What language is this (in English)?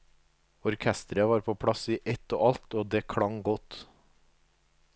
Norwegian